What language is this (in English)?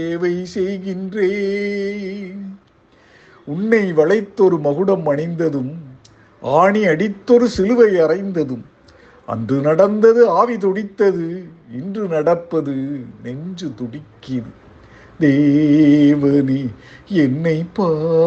Tamil